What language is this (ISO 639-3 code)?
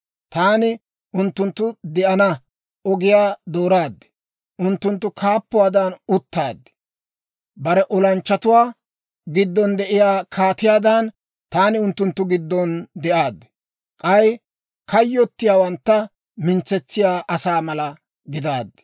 dwr